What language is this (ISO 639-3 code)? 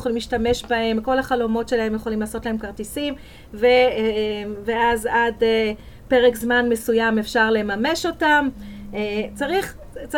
heb